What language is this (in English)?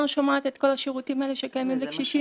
Hebrew